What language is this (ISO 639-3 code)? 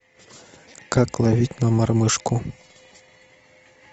rus